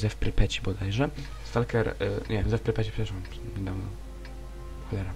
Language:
Polish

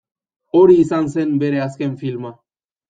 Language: Basque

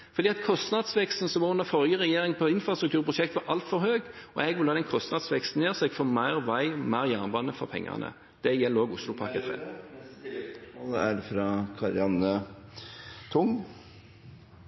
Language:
Norwegian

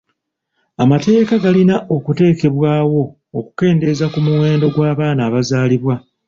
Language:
Ganda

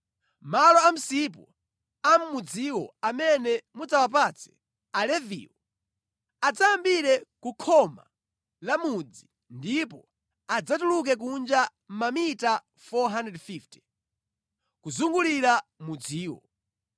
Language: Nyanja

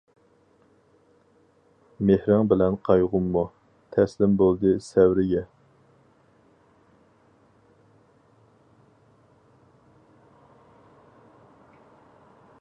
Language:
Uyghur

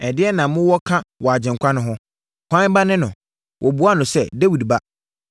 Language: Akan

